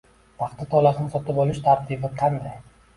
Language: Uzbek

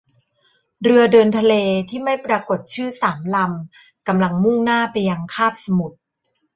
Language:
Thai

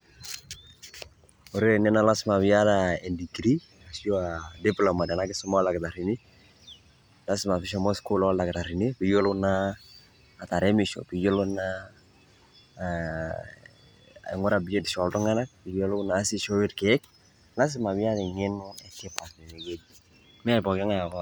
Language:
Masai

